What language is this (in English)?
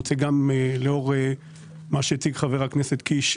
Hebrew